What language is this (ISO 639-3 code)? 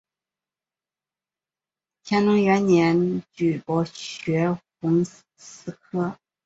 zho